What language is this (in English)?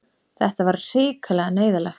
Icelandic